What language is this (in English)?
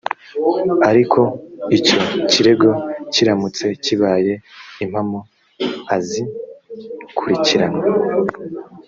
Kinyarwanda